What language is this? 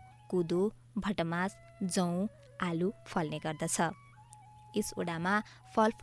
Nepali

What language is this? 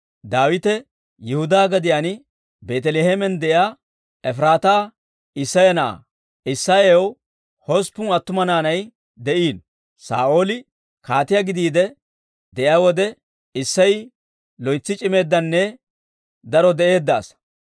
Dawro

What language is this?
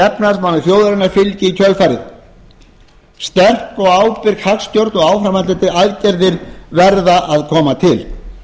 Icelandic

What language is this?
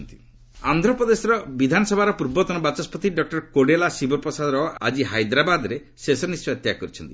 Odia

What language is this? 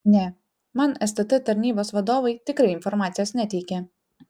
Lithuanian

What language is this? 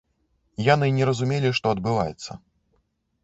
Belarusian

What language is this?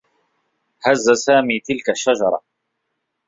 Arabic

